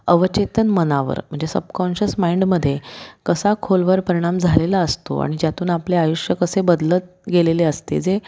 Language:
Marathi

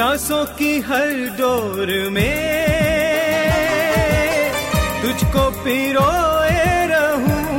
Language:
Hindi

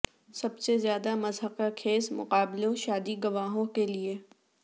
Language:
Urdu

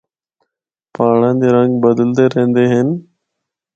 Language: Northern Hindko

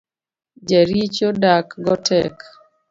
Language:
Luo (Kenya and Tanzania)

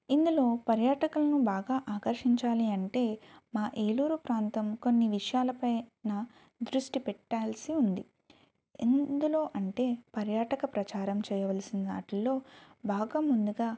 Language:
Telugu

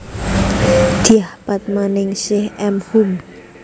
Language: Javanese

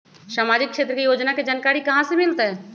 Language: Magahi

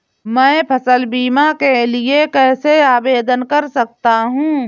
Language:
Hindi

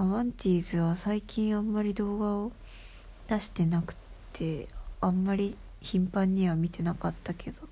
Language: Japanese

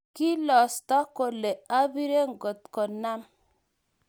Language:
Kalenjin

